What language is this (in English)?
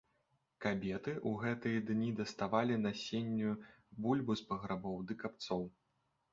Belarusian